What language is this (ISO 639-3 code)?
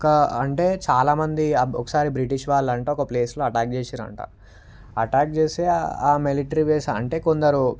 tel